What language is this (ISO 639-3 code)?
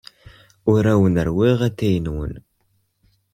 kab